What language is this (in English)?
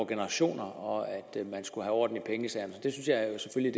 Danish